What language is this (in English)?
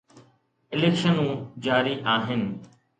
Sindhi